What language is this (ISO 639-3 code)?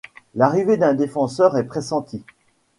fra